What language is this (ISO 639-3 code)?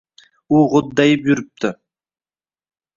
uzb